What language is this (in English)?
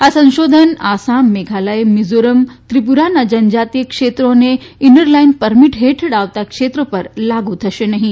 Gujarati